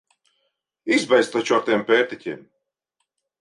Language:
Latvian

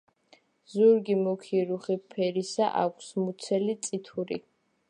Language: Georgian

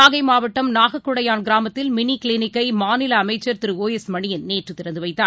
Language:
Tamil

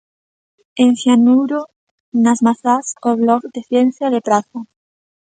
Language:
Galician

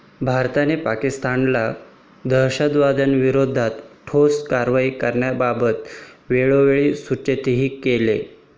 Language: Marathi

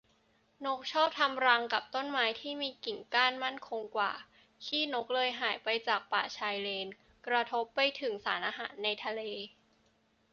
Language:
Thai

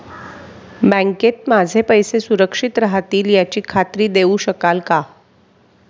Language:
Marathi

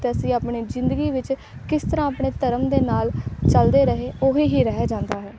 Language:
Punjabi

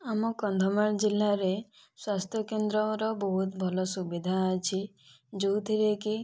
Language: Odia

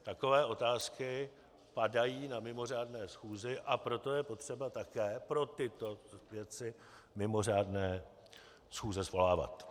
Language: Czech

